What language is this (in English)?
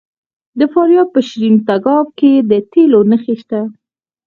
Pashto